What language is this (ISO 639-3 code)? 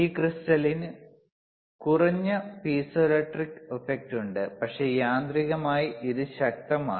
mal